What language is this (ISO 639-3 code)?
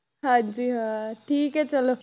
pan